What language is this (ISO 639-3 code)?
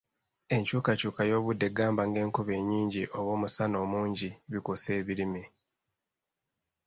lug